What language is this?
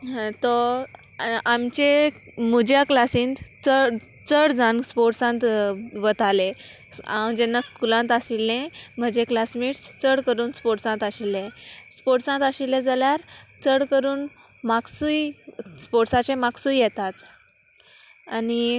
Konkani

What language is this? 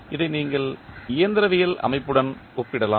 Tamil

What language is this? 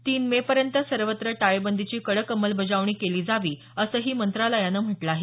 Marathi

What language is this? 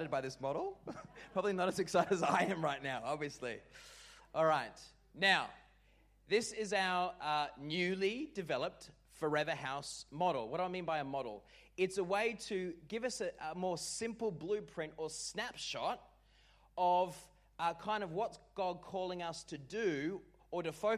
English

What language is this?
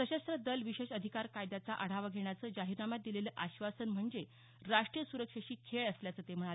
Marathi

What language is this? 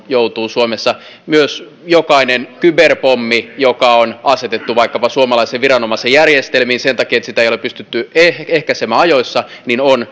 Finnish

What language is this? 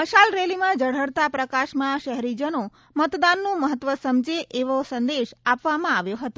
Gujarati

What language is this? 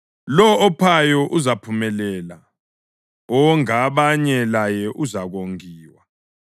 North Ndebele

